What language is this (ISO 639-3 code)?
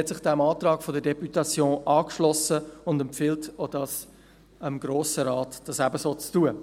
gsw